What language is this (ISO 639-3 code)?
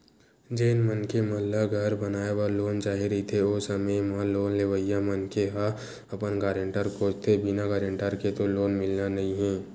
hne